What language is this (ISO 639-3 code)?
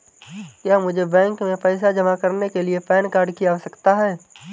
hin